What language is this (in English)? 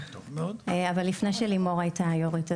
Hebrew